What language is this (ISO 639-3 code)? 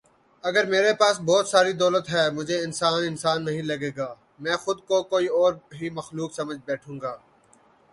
urd